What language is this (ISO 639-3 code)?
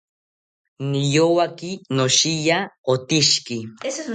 cpy